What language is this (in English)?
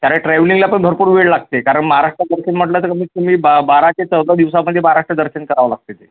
Marathi